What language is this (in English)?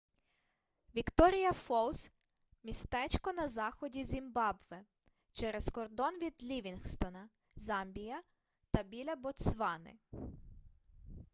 Ukrainian